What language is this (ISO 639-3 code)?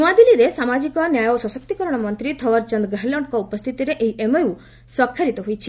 ori